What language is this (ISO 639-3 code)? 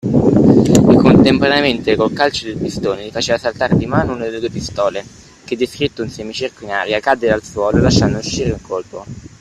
ita